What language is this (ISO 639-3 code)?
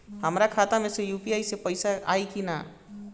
bho